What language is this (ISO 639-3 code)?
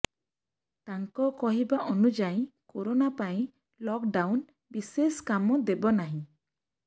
ori